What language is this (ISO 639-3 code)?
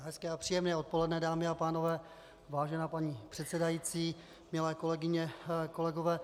ces